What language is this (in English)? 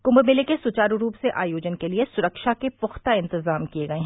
Hindi